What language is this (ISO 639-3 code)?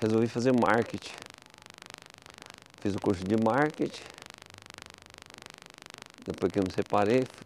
por